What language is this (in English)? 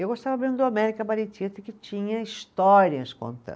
Portuguese